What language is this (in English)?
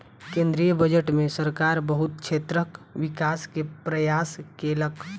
Maithili